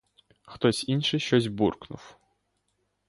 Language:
Ukrainian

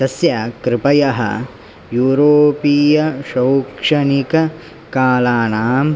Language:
Sanskrit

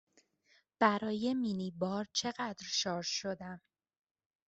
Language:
Persian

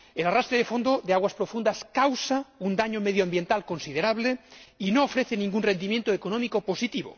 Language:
Spanish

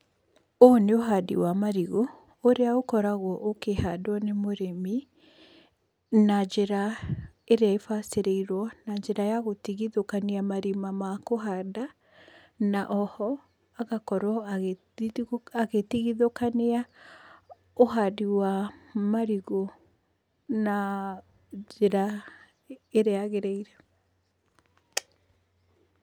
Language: Kikuyu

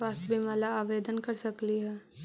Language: Magahi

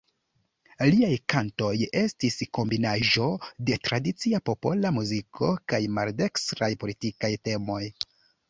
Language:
Esperanto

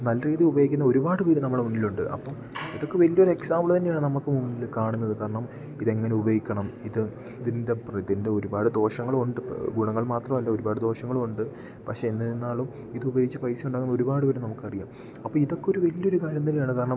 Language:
Malayalam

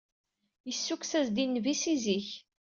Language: Kabyle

